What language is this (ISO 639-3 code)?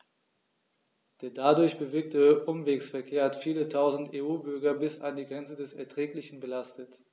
deu